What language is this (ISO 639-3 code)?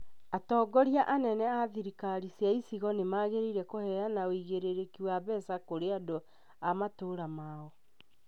kik